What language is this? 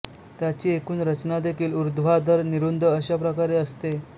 Marathi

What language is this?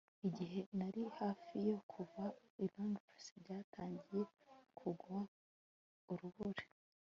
Kinyarwanda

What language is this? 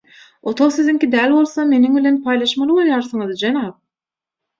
Turkmen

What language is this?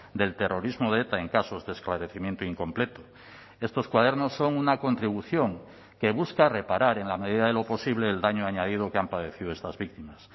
Spanish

